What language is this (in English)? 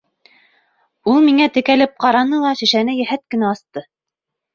Bashkir